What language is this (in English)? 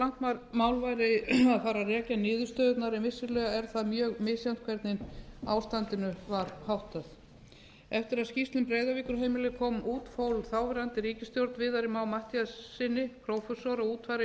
Icelandic